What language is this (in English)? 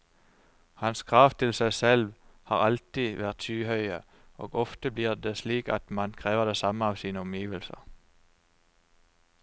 Norwegian